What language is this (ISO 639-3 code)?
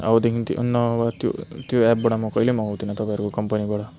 nep